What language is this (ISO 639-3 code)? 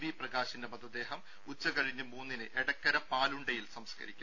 mal